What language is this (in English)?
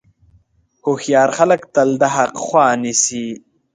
Pashto